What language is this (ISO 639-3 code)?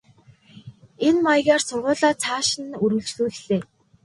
mon